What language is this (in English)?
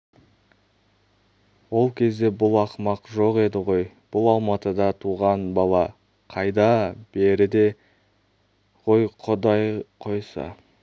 Kazakh